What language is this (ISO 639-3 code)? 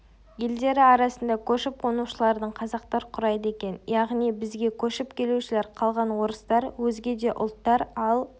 kaz